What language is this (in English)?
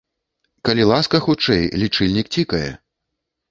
Belarusian